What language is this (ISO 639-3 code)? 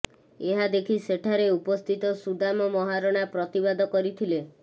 ori